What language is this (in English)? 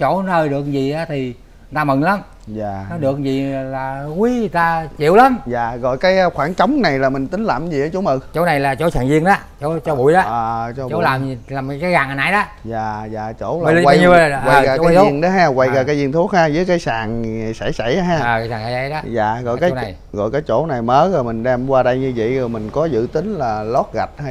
Vietnamese